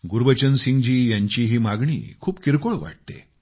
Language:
Marathi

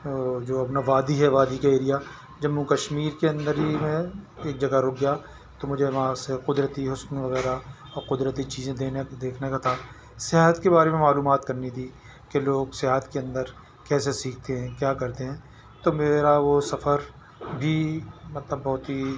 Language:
Urdu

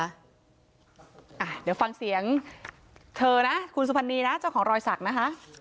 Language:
Thai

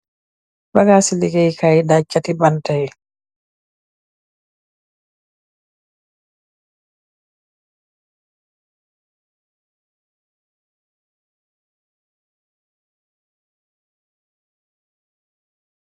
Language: Wolof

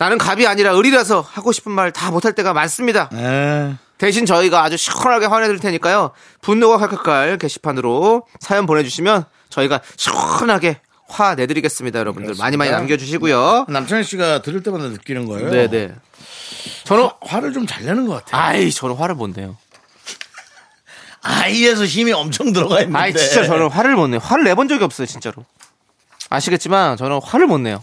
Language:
Korean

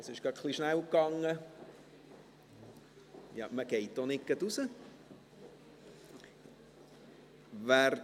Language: Swiss German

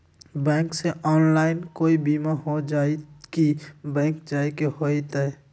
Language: Magahi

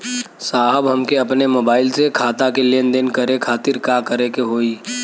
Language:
Bhojpuri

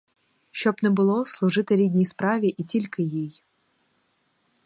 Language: Ukrainian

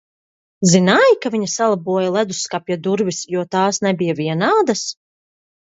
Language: Latvian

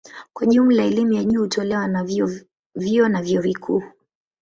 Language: Swahili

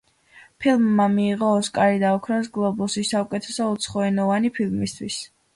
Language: Georgian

